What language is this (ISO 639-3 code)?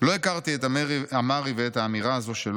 heb